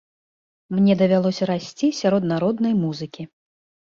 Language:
Belarusian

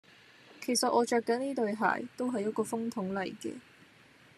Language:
Cantonese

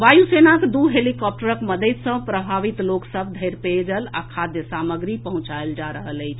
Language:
Maithili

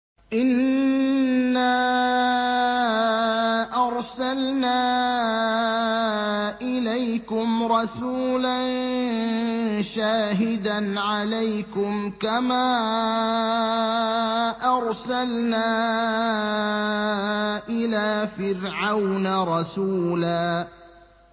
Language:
Arabic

